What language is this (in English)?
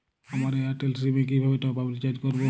Bangla